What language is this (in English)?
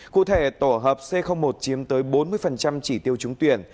Vietnamese